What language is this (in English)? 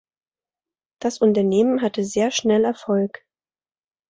German